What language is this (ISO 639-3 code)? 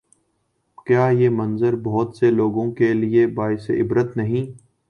urd